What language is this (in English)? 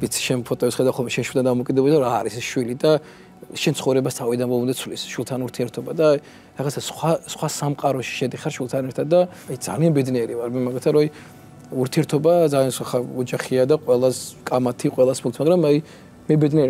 Arabic